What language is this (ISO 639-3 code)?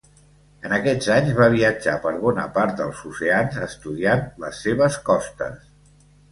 cat